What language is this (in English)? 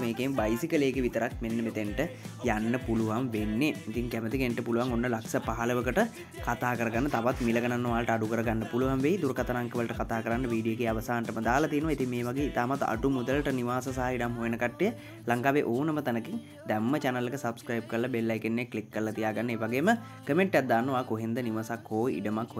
Indonesian